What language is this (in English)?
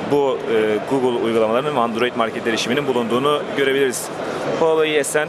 Turkish